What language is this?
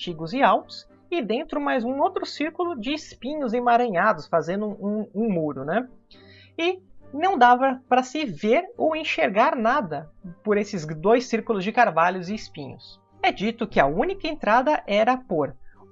Portuguese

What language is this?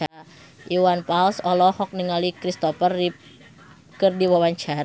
Sundanese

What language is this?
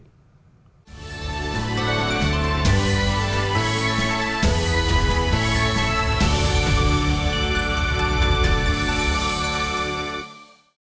Vietnamese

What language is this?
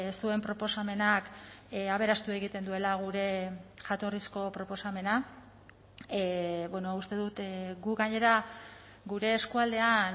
Basque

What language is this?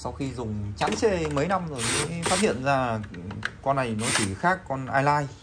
Vietnamese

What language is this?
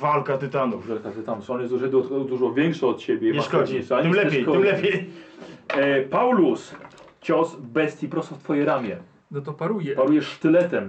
Polish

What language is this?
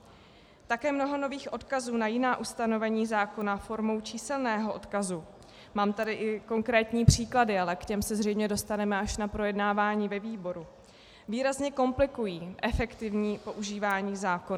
Czech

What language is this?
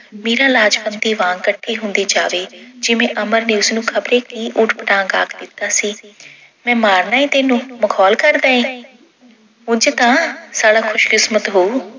Punjabi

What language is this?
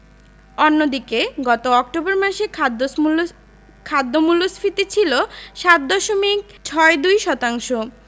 Bangla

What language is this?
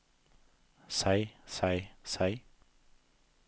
Norwegian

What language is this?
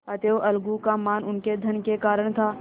Hindi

